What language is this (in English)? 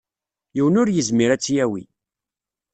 Kabyle